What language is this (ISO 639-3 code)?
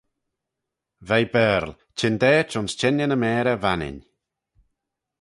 glv